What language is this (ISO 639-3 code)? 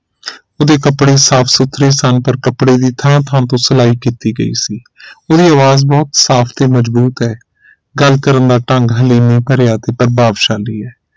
pan